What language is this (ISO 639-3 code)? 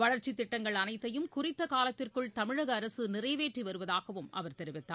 tam